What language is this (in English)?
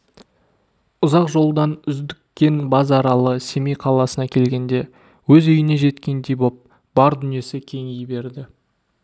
Kazakh